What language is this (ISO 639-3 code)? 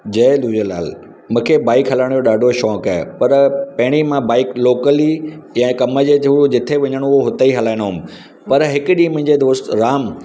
snd